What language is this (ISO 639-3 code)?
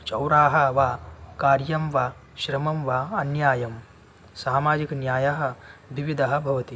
san